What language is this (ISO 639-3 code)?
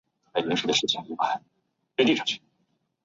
zho